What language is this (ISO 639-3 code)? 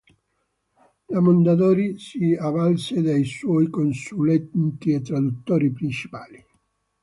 ita